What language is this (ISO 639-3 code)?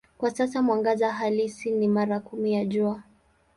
swa